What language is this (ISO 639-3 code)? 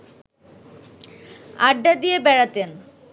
ben